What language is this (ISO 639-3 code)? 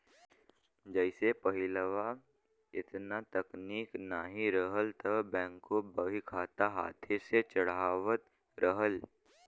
bho